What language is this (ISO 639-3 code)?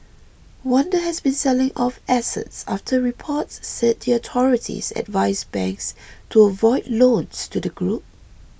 eng